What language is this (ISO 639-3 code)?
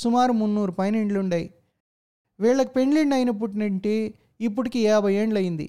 tel